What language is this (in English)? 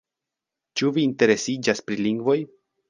Esperanto